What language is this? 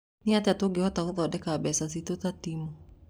Kikuyu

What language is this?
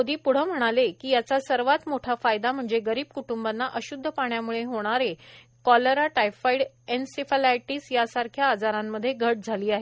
Marathi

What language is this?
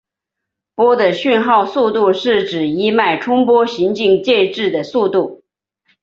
Chinese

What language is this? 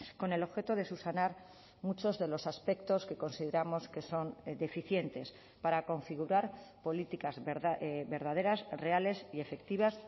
Spanish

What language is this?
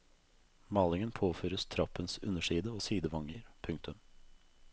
Norwegian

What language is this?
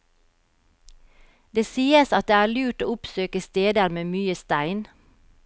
Norwegian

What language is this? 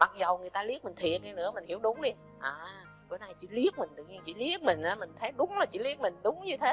Vietnamese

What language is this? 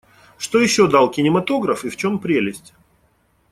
Russian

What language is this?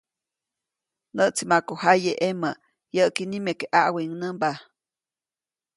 Copainalá Zoque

